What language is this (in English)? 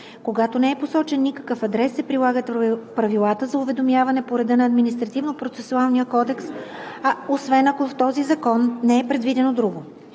Bulgarian